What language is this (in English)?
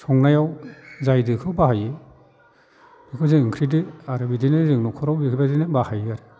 Bodo